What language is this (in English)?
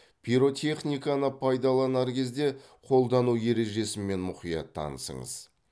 Kazakh